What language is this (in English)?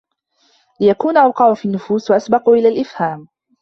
Arabic